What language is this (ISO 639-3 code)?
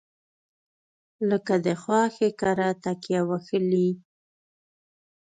pus